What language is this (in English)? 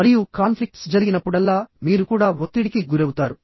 Telugu